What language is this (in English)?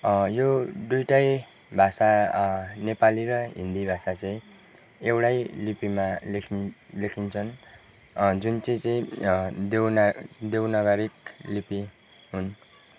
Nepali